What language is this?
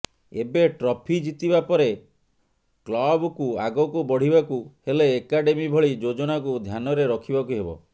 Odia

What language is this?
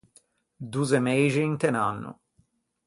Ligurian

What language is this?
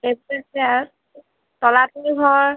Assamese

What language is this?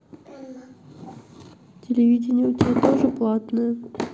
Russian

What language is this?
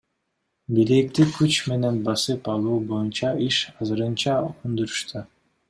Kyrgyz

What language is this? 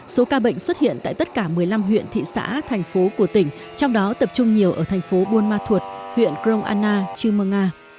Vietnamese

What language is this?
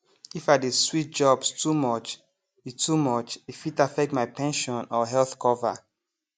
Nigerian Pidgin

